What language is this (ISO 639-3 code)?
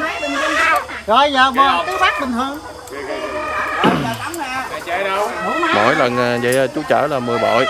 vie